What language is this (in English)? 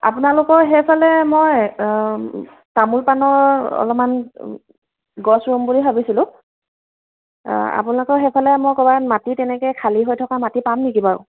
Assamese